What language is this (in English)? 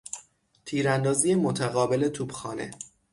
Persian